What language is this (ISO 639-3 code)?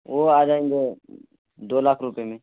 urd